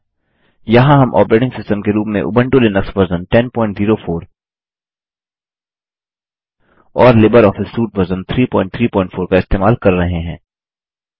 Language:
Hindi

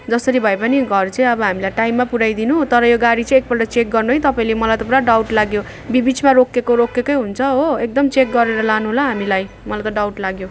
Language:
Nepali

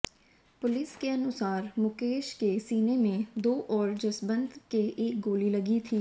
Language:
Hindi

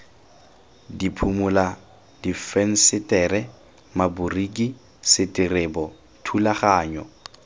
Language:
Tswana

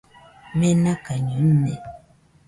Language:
Nüpode Huitoto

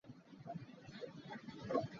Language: Hakha Chin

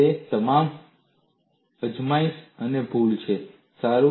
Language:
Gujarati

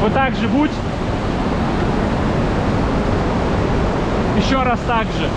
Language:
Russian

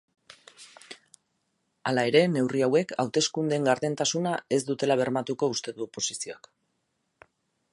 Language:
Basque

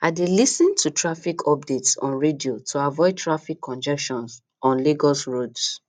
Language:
Nigerian Pidgin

